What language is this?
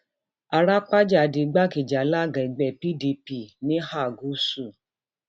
Yoruba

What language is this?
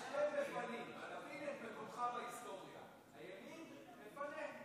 Hebrew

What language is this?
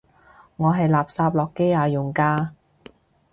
Cantonese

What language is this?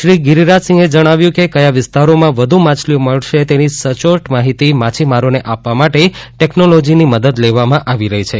Gujarati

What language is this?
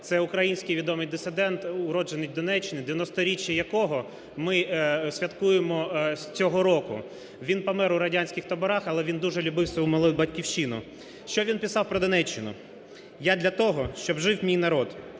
Ukrainian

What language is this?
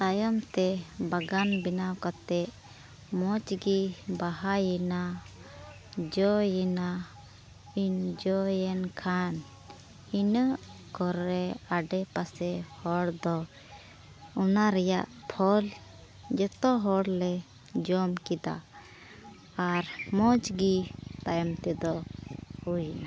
Santali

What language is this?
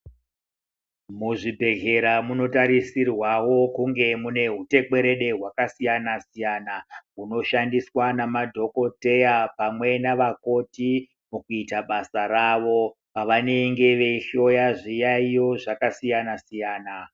Ndau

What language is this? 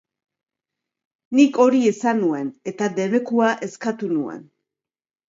Basque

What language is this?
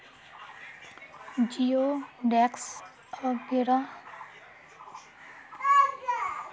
Magahi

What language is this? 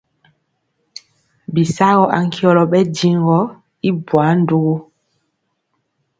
Mpiemo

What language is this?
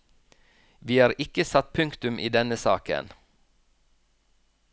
Norwegian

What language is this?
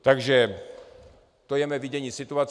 Czech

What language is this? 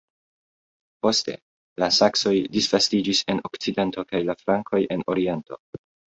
Esperanto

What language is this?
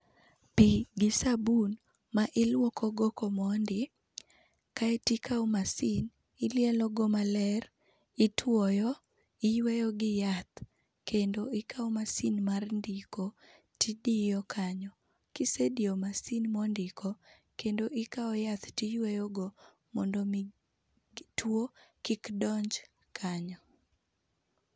Luo (Kenya and Tanzania)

